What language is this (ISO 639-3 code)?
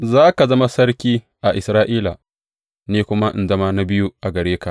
hau